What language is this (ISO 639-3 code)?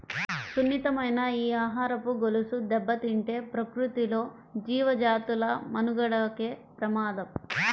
tel